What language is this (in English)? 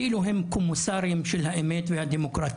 Hebrew